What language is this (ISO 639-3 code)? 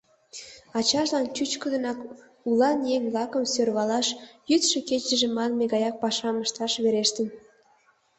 chm